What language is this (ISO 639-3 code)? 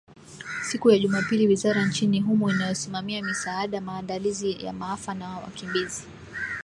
swa